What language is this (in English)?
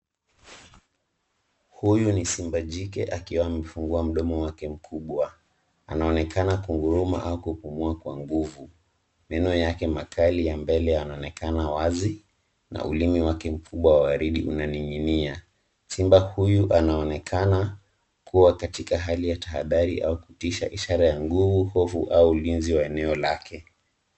Swahili